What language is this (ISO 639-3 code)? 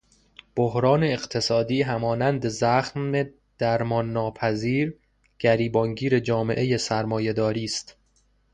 fas